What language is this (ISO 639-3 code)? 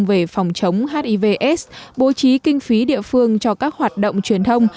vie